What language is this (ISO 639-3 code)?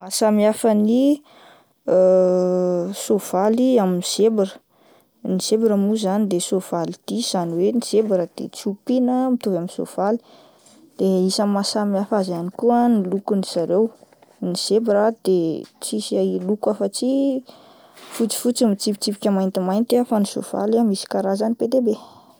mlg